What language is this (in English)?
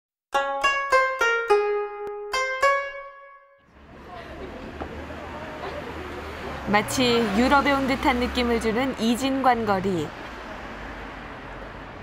Korean